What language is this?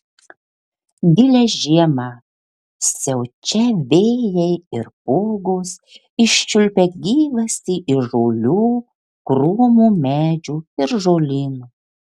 Lithuanian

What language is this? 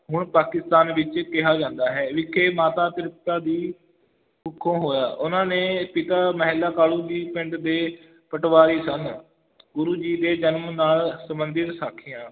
Punjabi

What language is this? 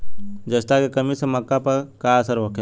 Bhojpuri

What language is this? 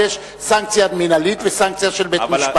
Hebrew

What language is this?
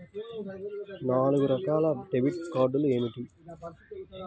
Telugu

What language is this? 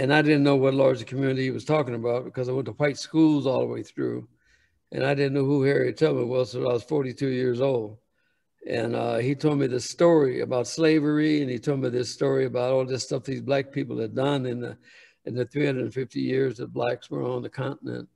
English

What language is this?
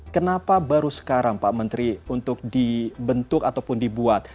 Indonesian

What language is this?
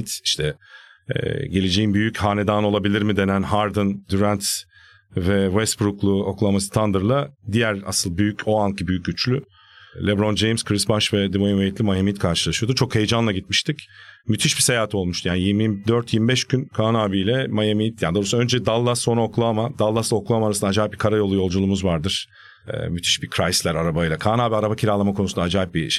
Turkish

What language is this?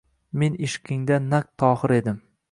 Uzbek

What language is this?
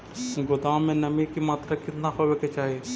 Magahi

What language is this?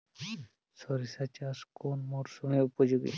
Bangla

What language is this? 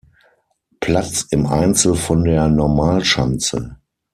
German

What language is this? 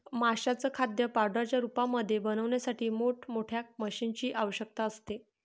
Marathi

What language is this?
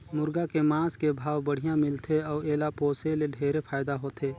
Chhattisgarhi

